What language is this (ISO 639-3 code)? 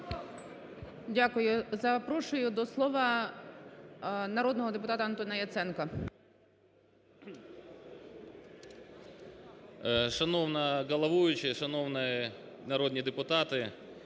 ukr